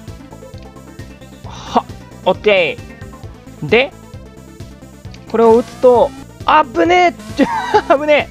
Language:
Japanese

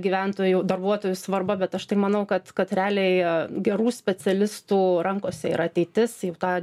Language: Lithuanian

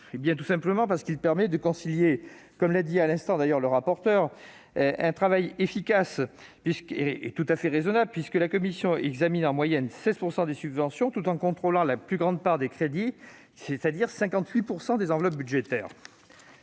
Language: French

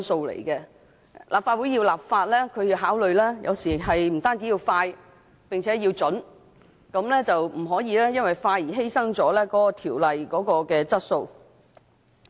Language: Cantonese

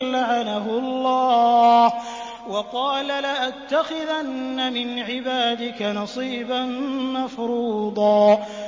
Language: Arabic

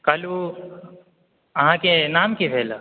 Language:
Maithili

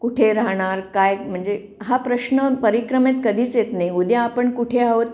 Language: Marathi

